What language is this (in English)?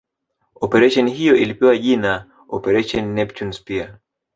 Swahili